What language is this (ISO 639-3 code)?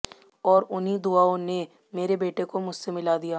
hin